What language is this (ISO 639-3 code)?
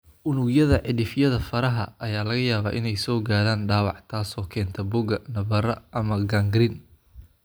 som